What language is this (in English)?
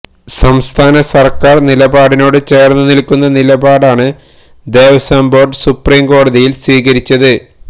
Malayalam